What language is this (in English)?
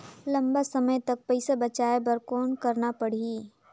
Chhattisgarhi